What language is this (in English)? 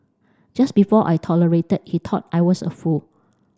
English